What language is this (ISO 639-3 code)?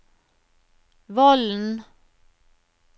nor